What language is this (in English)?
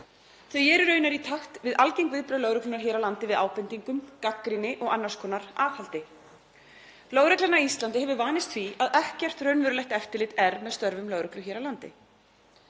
Icelandic